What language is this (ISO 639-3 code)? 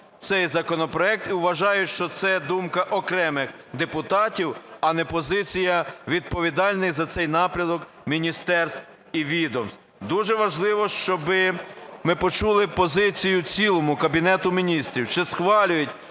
ukr